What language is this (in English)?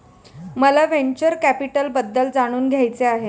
Marathi